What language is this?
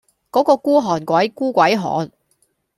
Cantonese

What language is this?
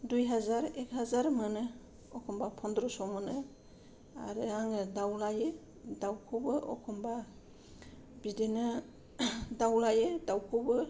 Bodo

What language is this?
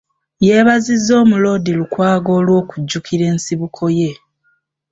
Ganda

